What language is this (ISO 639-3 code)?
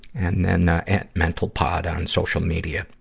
eng